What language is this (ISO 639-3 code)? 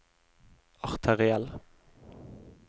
nor